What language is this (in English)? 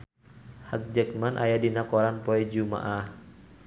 Sundanese